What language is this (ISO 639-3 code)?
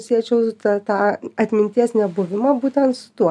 lit